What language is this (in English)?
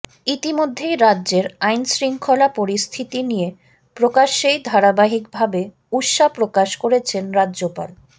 Bangla